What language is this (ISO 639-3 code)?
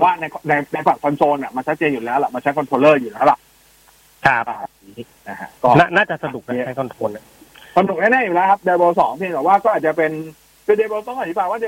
tha